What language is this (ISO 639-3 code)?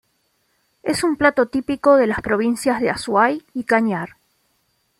spa